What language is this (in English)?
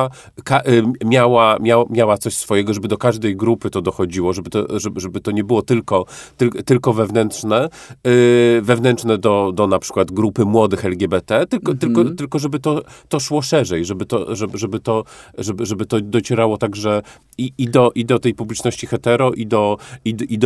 Polish